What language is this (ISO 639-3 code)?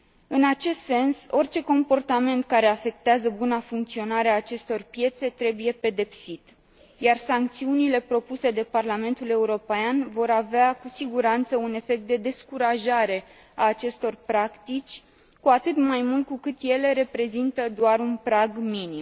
ron